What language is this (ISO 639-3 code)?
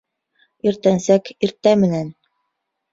bak